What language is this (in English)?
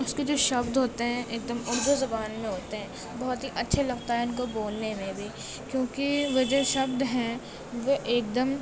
Urdu